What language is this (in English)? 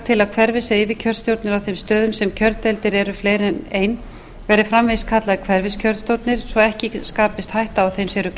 Icelandic